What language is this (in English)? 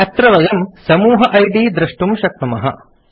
Sanskrit